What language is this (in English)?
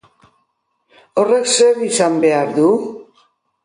Basque